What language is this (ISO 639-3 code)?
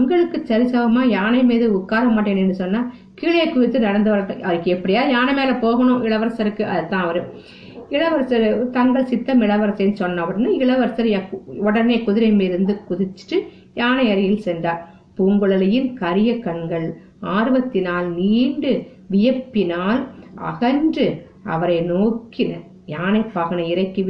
tam